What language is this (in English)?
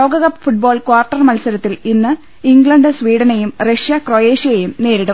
Malayalam